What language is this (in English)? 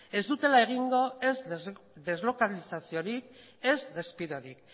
Basque